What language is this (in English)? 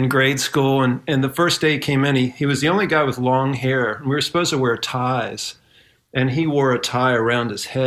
English